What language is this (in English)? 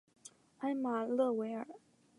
Chinese